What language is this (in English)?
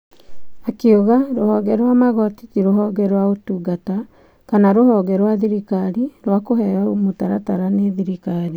Kikuyu